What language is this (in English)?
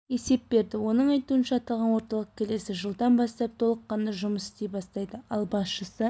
Kazakh